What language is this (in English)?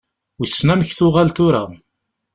Kabyle